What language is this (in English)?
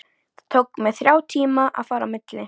Icelandic